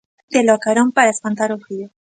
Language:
Galician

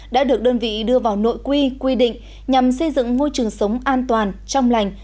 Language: Vietnamese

